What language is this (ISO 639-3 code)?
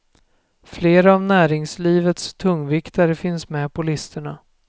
swe